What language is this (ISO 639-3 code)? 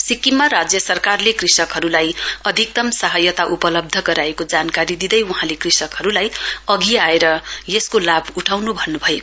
nep